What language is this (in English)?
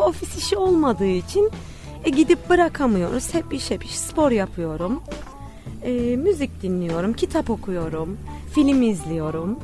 Turkish